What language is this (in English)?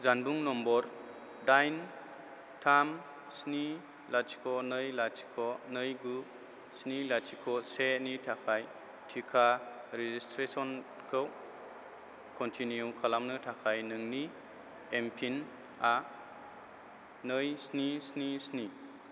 Bodo